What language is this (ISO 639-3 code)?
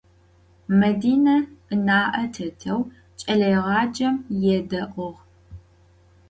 ady